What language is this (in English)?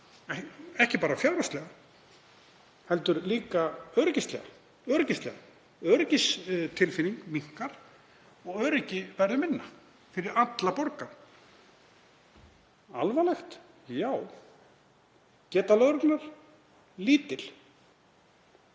Icelandic